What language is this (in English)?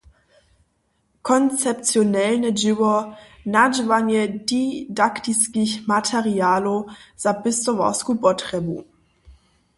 Upper Sorbian